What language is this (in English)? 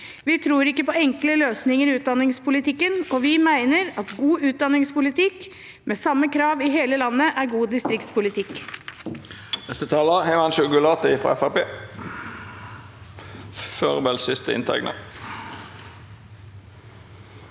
Norwegian